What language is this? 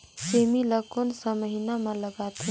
Chhattisgarhi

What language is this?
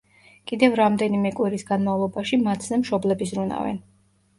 Georgian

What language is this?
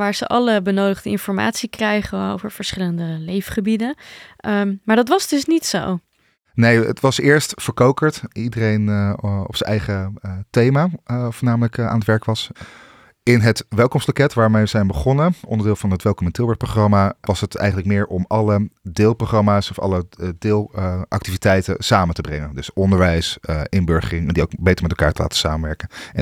Dutch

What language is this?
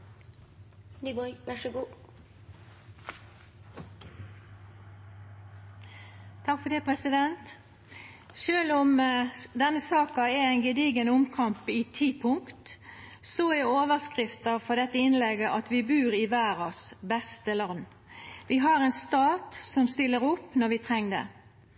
Norwegian Nynorsk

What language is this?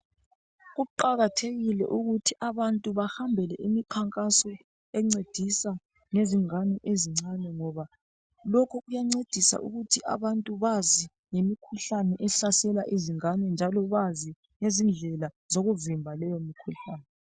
North Ndebele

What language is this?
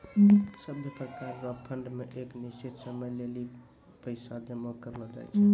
Maithili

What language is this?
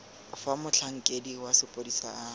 Tswana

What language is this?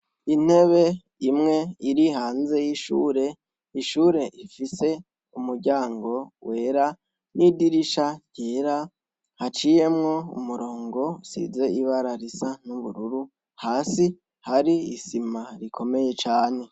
Rundi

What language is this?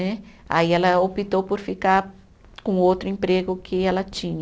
Portuguese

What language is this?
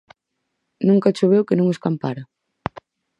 Galician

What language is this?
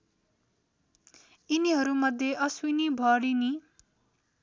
Nepali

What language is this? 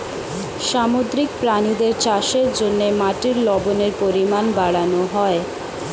Bangla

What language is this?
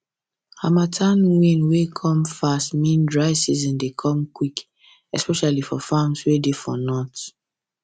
Nigerian Pidgin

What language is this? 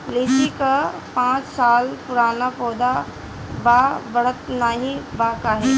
Bhojpuri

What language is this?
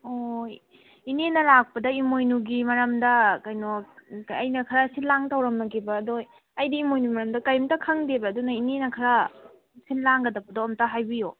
Manipuri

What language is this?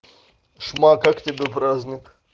Russian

